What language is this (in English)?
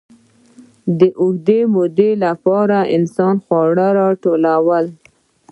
Pashto